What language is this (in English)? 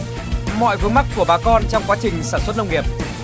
Vietnamese